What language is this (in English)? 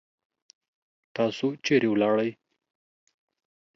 Pashto